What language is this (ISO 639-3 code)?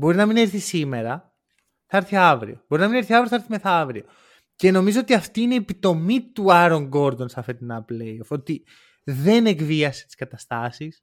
ell